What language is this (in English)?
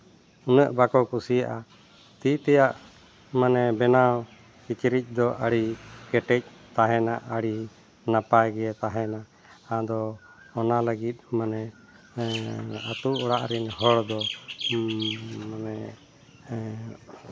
Santali